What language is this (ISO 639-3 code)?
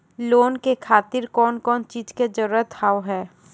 mai